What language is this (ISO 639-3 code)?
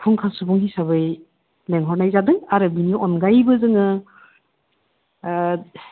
brx